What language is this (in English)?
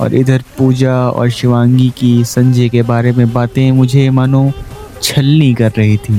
Hindi